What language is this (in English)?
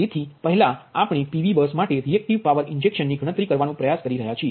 Gujarati